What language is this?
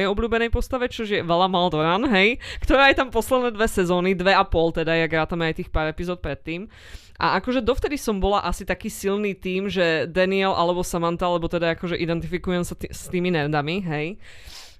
Slovak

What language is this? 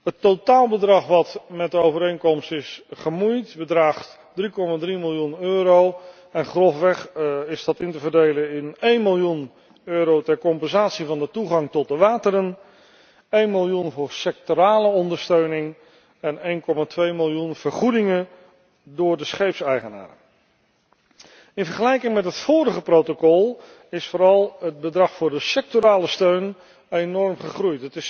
Dutch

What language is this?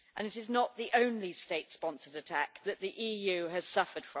English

